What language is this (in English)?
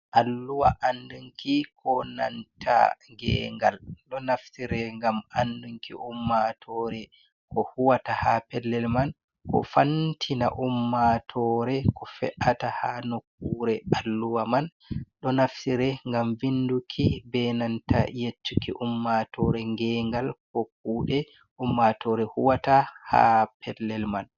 Fula